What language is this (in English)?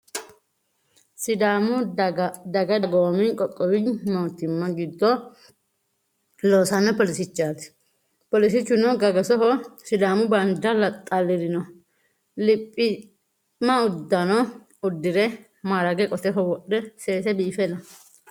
Sidamo